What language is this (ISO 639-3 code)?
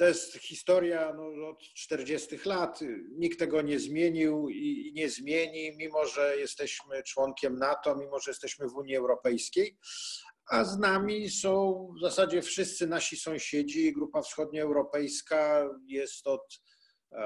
pol